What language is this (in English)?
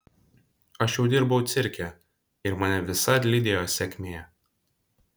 Lithuanian